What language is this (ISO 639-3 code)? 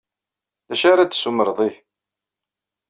kab